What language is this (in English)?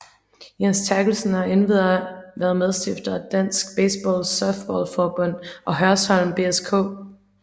Danish